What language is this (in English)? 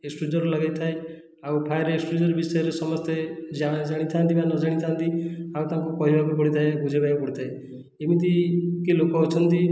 Odia